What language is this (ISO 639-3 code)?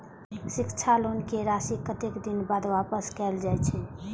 mai